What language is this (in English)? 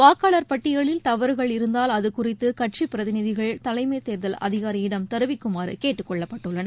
Tamil